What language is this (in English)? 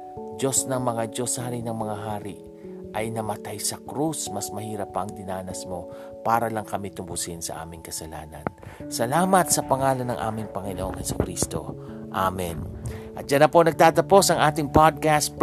Filipino